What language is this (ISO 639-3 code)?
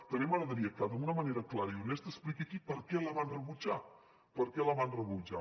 cat